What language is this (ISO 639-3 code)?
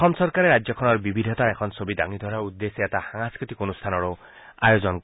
asm